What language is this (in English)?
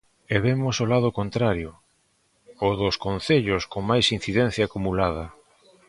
Galician